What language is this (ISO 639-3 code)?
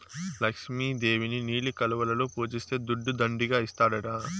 tel